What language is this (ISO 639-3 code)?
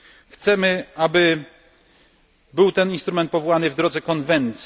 pol